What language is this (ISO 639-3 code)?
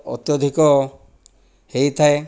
ori